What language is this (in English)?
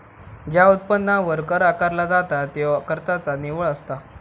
Marathi